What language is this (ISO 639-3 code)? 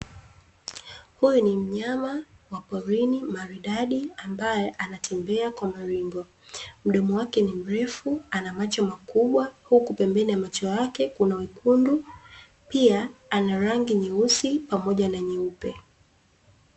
swa